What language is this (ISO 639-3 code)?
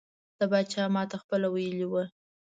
pus